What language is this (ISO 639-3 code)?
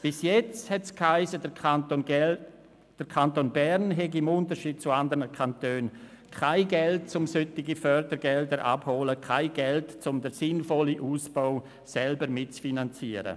gsw